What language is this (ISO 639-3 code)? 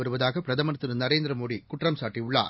tam